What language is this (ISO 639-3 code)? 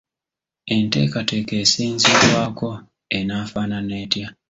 lug